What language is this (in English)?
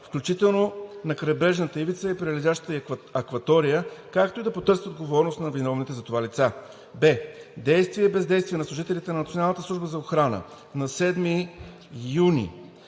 Bulgarian